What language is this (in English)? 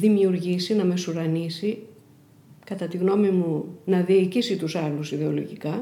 Greek